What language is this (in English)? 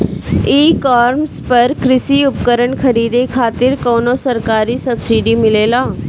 Bhojpuri